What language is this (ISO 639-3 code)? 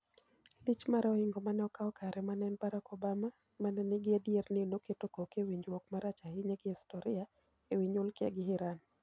luo